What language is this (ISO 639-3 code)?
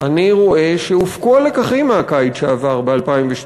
heb